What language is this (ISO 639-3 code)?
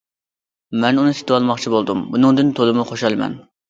uig